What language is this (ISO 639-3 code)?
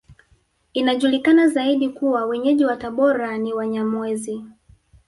swa